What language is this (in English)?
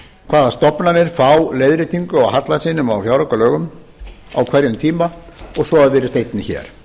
Icelandic